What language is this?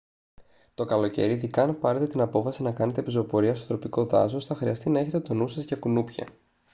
Greek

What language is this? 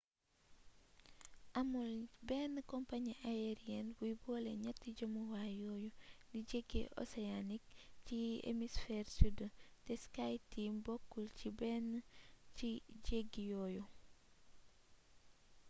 Wolof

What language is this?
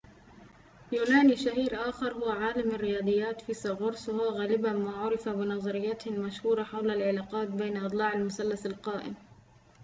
Arabic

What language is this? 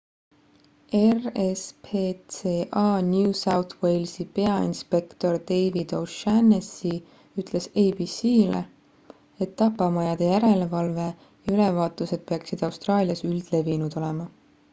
Estonian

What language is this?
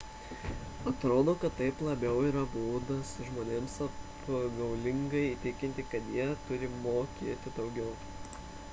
Lithuanian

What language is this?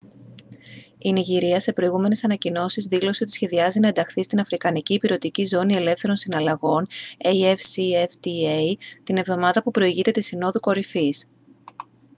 Greek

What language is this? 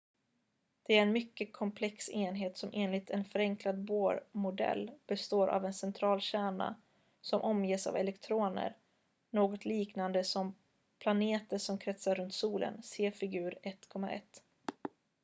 Swedish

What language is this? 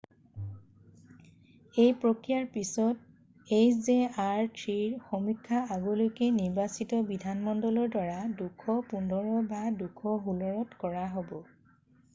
Assamese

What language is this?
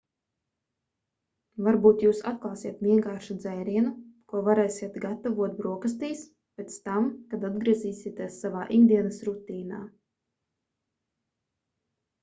Latvian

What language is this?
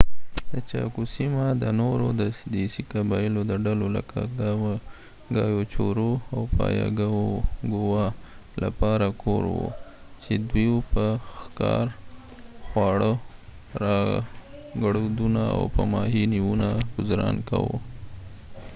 Pashto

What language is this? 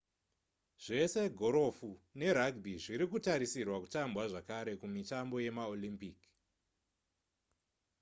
Shona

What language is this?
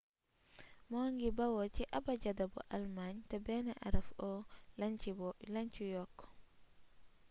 Wolof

